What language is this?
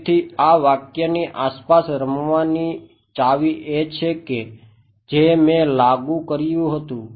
Gujarati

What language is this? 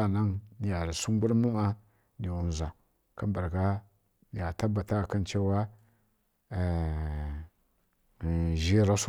Kirya-Konzəl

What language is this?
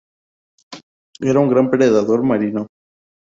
Spanish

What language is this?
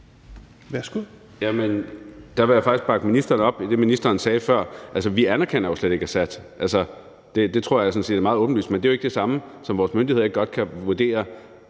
Danish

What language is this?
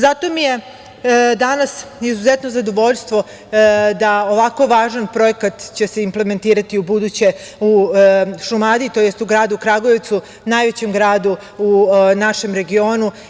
Serbian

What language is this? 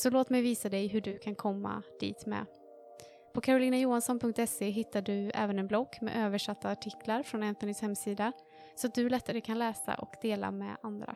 Swedish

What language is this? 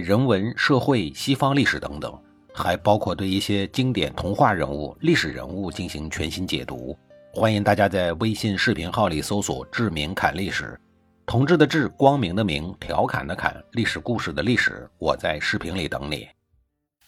Chinese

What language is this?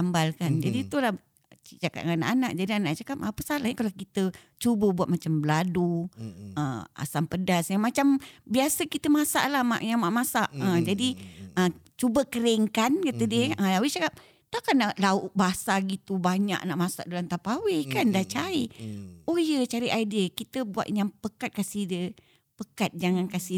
Malay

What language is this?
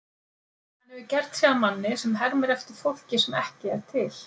Icelandic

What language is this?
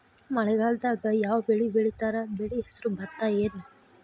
Kannada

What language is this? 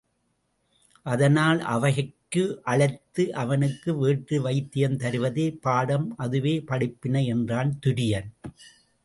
Tamil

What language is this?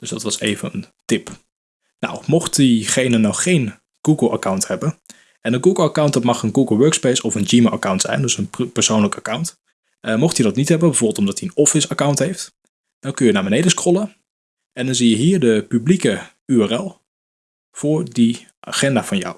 Dutch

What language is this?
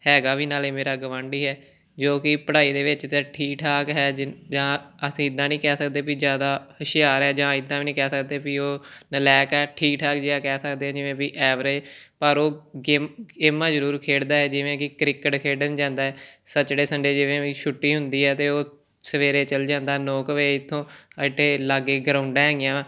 Punjabi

